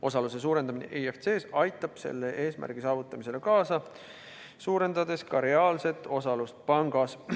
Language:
Estonian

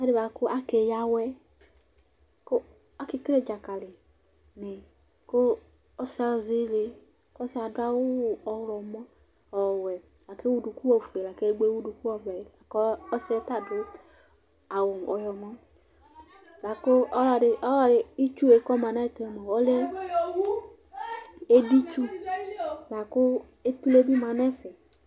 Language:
Ikposo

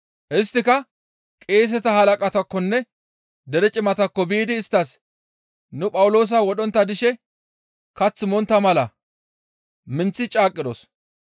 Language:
Gamo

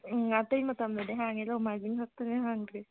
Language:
Manipuri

